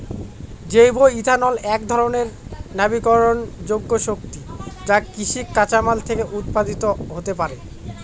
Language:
Bangla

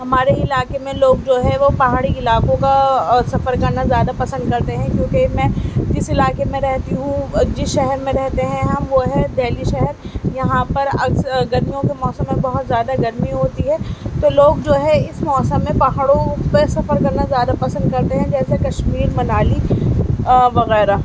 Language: Urdu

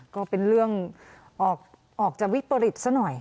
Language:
Thai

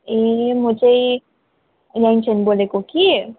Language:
Nepali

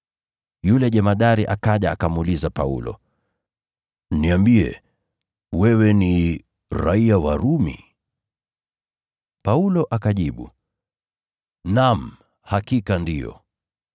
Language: Swahili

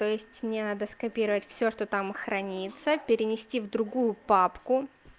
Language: Russian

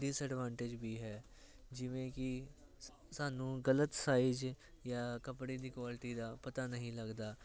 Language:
Punjabi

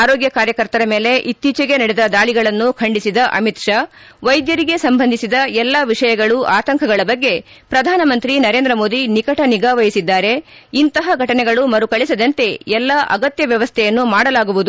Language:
Kannada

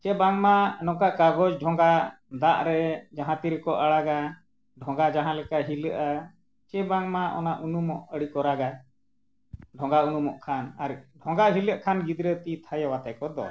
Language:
Santali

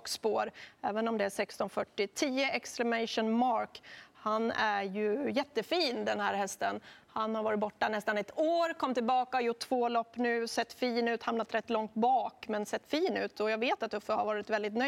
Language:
Swedish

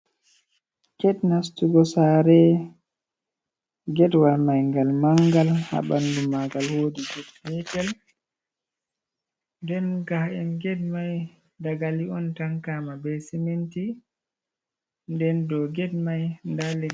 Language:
Fula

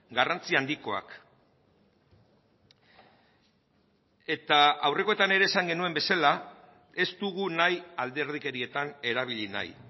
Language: Basque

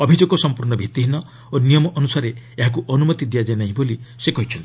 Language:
Odia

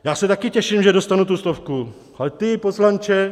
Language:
Czech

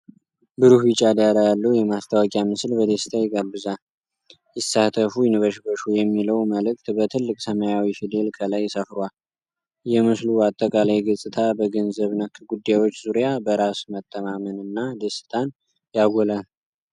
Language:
Amharic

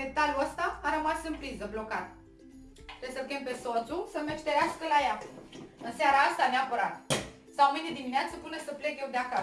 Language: Romanian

